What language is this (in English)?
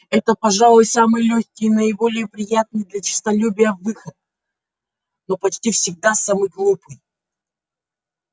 Russian